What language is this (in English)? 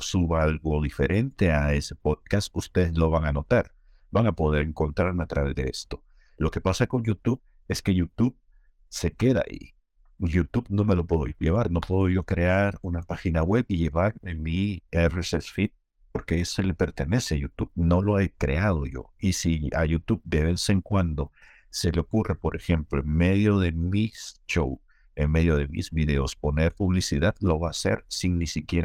Spanish